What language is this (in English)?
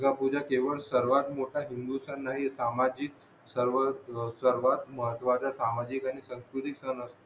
Marathi